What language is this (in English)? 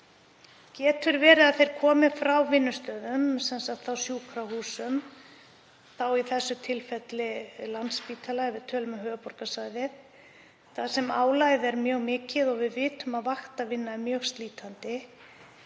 Icelandic